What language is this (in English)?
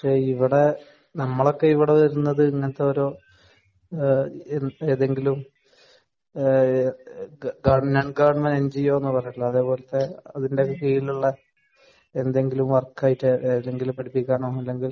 Malayalam